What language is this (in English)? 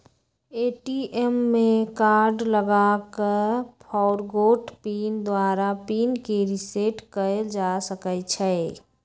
Magahi